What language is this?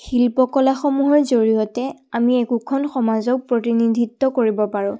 Assamese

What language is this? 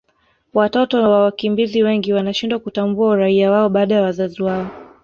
Swahili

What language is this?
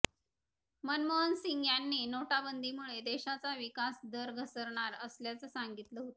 Marathi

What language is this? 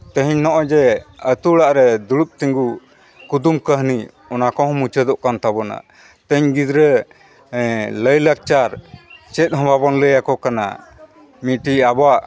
Santali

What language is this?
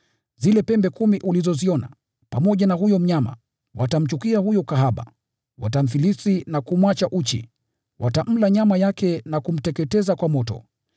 Swahili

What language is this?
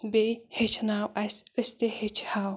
Kashmiri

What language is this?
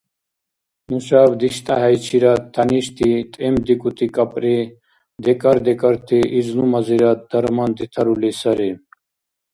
Dargwa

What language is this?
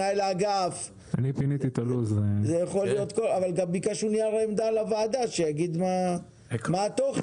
Hebrew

